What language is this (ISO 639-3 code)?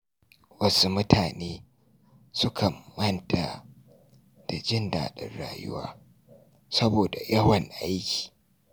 hau